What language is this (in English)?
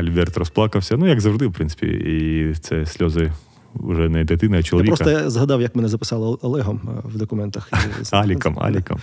Ukrainian